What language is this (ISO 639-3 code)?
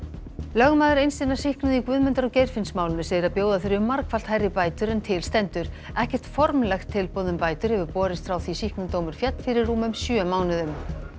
isl